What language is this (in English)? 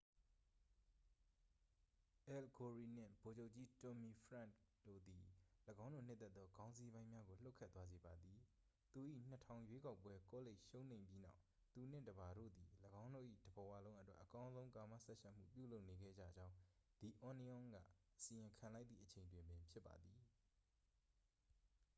Burmese